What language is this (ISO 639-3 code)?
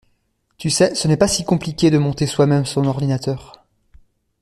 fra